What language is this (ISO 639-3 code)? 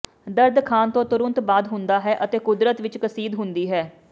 pan